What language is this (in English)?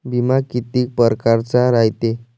Marathi